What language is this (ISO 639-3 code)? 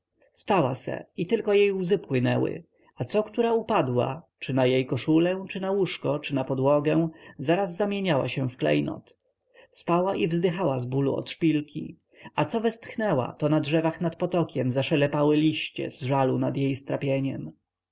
pol